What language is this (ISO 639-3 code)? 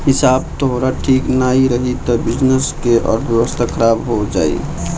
bho